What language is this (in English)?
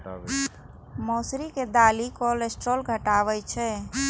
Maithili